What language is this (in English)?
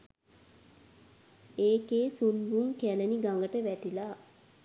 Sinhala